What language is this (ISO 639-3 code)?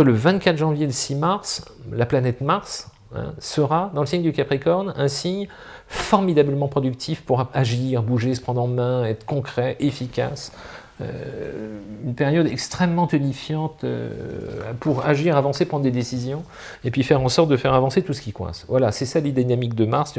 fra